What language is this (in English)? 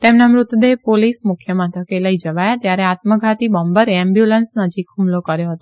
Gujarati